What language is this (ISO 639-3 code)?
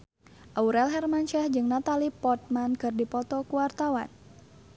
sun